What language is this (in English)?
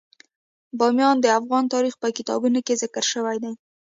Pashto